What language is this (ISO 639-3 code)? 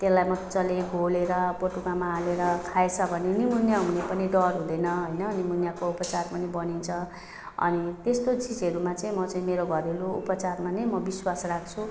nep